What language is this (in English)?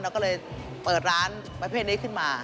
Thai